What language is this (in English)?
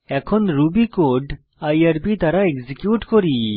Bangla